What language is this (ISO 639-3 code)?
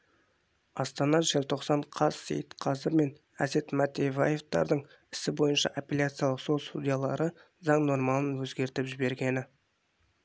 kaz